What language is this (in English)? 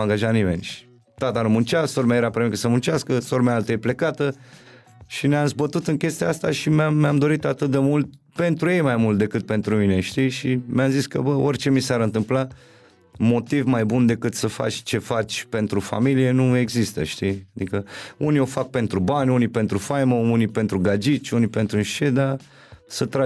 Romanian